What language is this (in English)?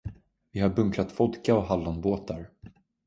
Swedish